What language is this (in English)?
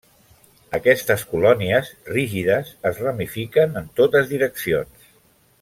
Catalan